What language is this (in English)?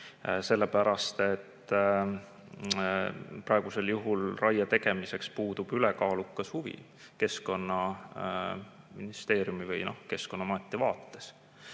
Estonian